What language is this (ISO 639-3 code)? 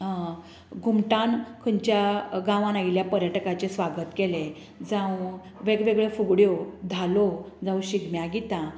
kok